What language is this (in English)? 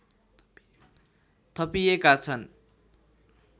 Nepali